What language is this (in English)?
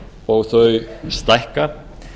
Icelandic